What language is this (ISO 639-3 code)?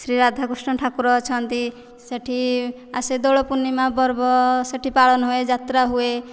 ori